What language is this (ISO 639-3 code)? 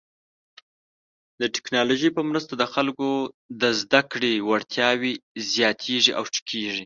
pus